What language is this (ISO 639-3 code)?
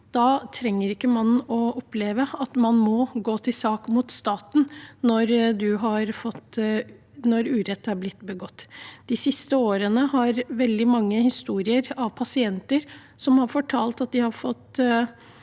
nor